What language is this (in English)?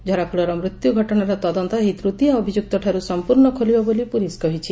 Odia